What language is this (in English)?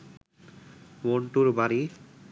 Bangla